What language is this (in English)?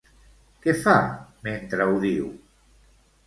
Catalan